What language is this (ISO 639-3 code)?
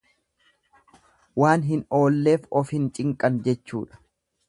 orm